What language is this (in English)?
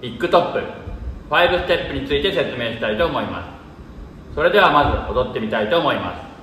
Japanese